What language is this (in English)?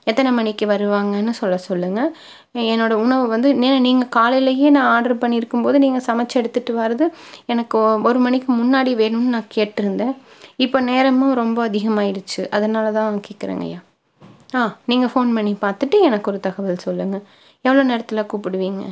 Tamil